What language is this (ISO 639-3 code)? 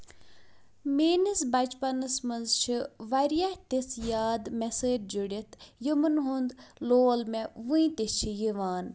kas